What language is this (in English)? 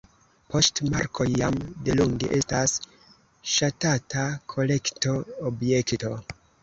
Esperanto